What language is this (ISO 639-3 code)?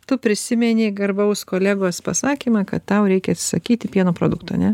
lit